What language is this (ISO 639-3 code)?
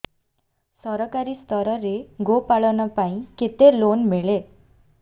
ori